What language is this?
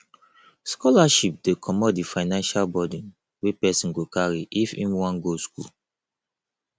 Nigerian Pidgin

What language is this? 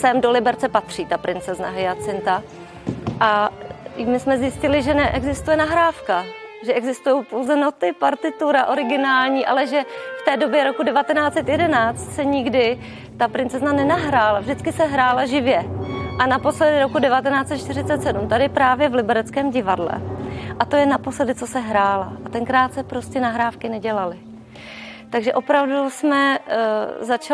Czech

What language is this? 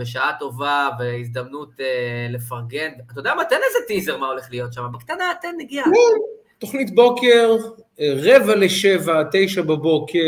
Hebrew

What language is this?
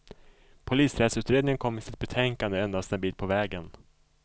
Swedish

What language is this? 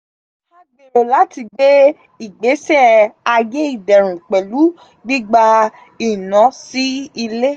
Yoruba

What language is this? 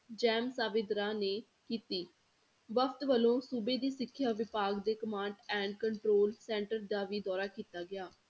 Punjabi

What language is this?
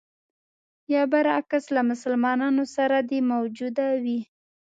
Pashto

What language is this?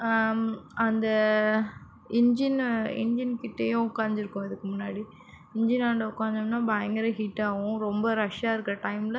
Tamil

